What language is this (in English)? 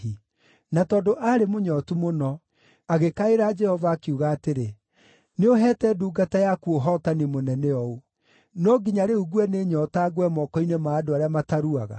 Kikuyu